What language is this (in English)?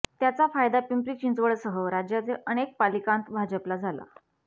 Marathi